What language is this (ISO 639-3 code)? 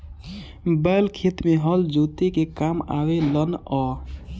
bho